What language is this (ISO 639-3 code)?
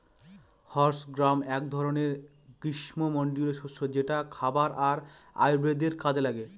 ben